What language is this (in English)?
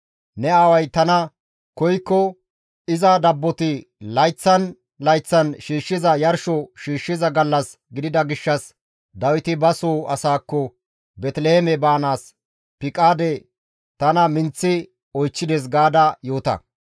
Gamo